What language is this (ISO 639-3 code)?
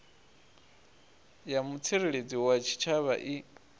ven